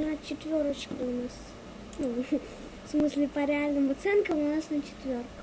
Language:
Russian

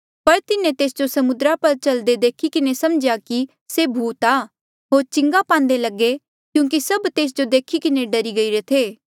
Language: Mandeali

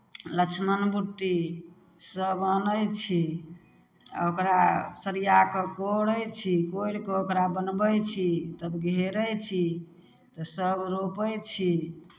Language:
Maithili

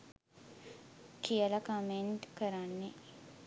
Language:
Sinhala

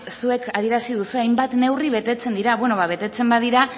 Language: Basque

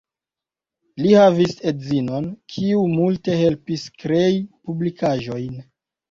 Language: Esperanto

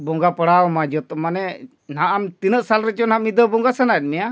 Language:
Santali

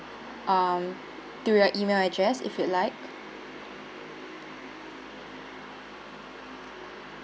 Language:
English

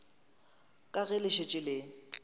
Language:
Northern Sotho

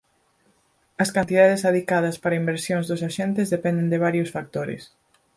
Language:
Galician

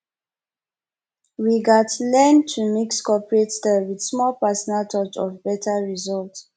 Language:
Nigerian Pidgin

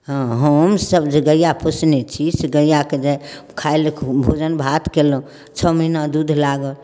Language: Maithili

